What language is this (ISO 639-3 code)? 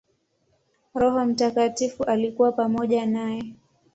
swa